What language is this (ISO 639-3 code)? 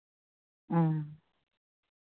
sat